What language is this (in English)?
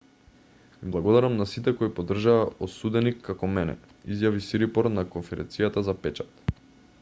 Macedonian